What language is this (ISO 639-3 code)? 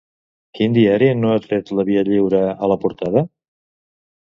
cat